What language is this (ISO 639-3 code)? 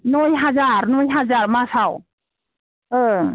brx